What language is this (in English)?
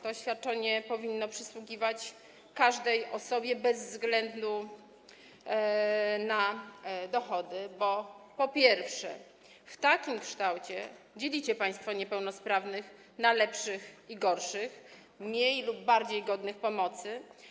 Polish